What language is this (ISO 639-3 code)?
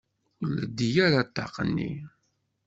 kab